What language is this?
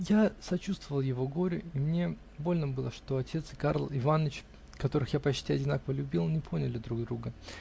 Russian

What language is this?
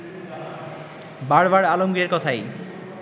Bangla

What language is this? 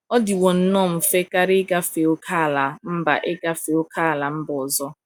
Igbo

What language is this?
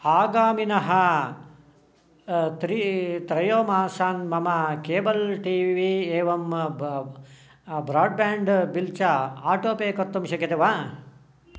Sanskrit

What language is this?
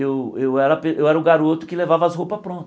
Portuguese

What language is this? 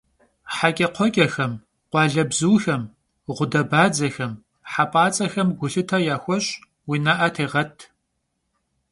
Kabardian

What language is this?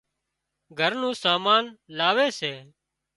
Wadiyara Koli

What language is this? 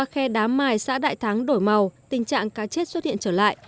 Vietnamese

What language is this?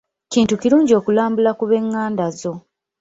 Ganda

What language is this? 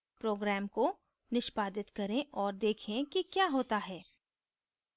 Hindi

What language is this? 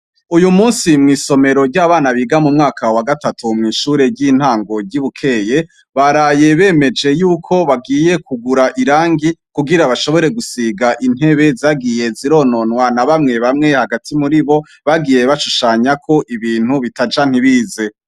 Rundi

